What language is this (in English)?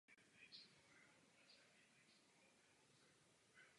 Czech